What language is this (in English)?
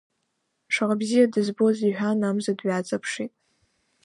Abkhazian